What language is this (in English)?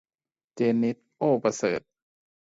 Thai